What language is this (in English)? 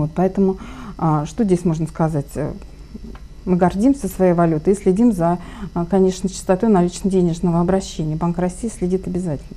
Russian